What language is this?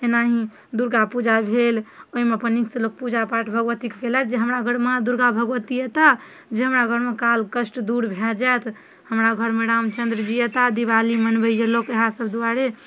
Maithili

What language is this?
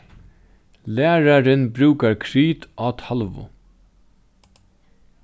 Faroese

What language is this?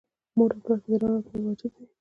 Pashto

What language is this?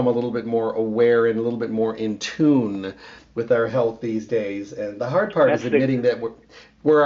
English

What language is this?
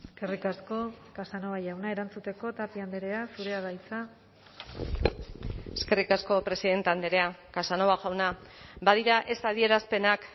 Basque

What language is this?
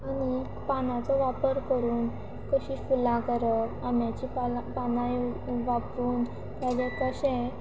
Konkani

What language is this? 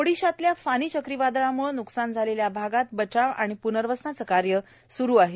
Marathi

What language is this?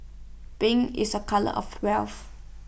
English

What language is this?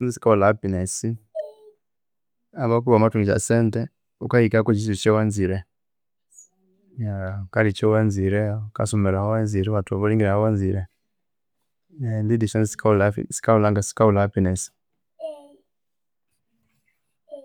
Konzo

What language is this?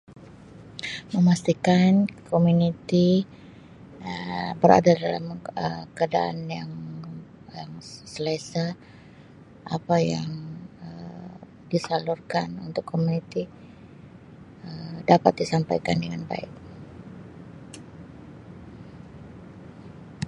Sabah Malay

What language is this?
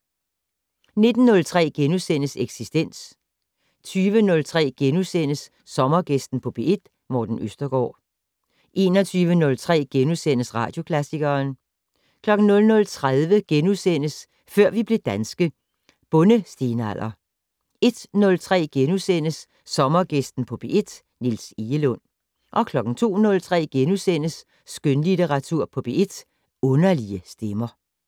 Danish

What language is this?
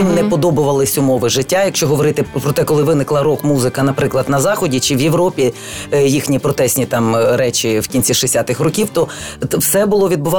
Ukrainian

